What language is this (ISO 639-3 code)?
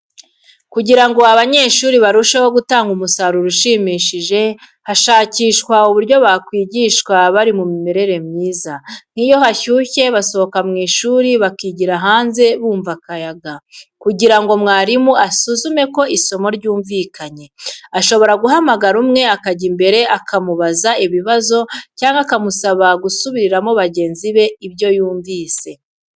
kin